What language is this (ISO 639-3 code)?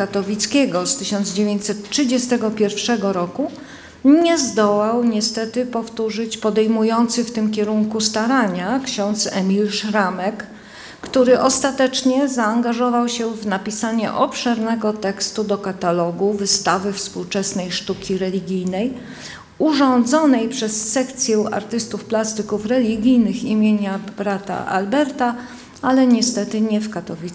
pol